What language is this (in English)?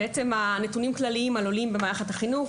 Hebrew